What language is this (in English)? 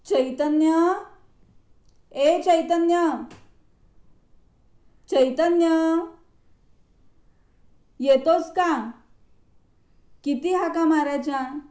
Marathi